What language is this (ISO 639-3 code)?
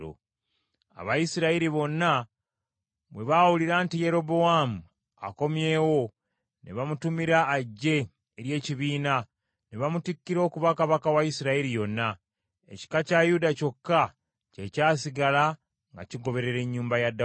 lug